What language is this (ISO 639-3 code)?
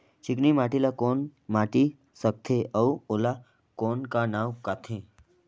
hne